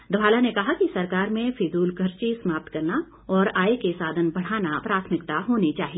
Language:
Hindi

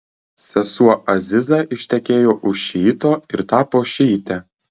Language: Lithuanian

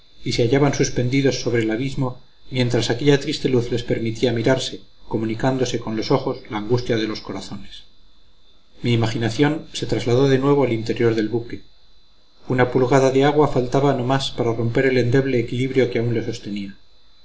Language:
Spanish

